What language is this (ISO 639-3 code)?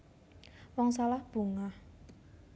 jav